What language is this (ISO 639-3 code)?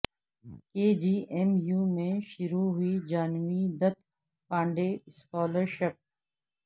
urd